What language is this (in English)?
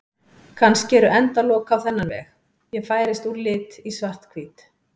Icelandic